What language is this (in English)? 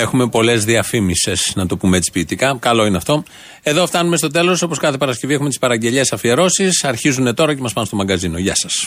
Greek